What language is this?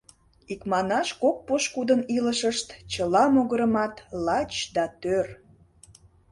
Mari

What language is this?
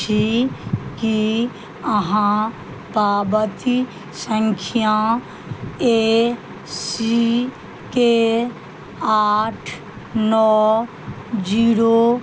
Maithili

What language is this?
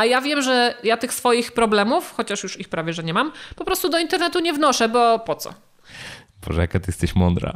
Polish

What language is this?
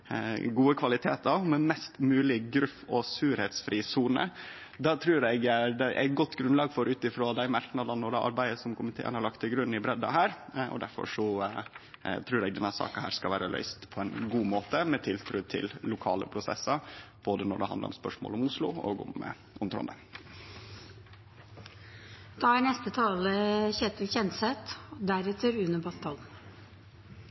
Norwegian Nynorsk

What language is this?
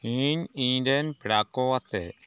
Santali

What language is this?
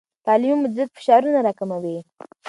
Pashto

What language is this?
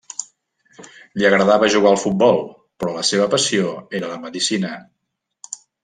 Catalan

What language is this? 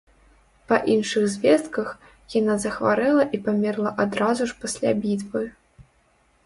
Belarusian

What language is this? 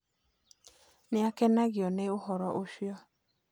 Kikuyu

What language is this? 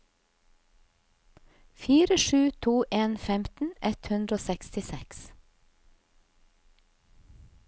Norwegian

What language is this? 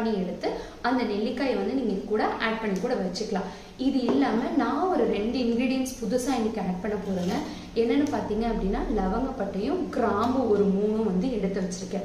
Indonesian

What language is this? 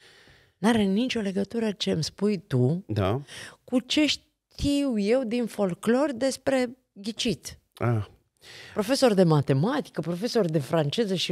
Romanian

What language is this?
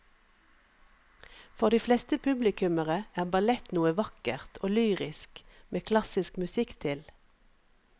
Norwegian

